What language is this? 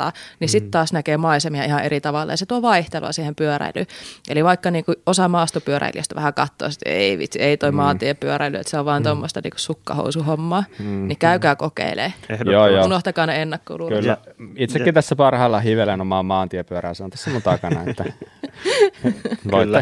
Finnish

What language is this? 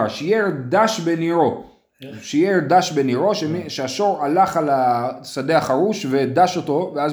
Hebrew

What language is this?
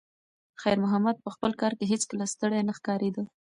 Pashto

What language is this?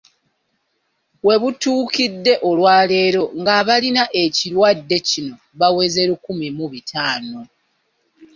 Ganda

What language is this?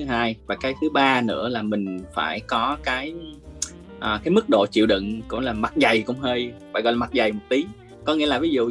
Vietnamese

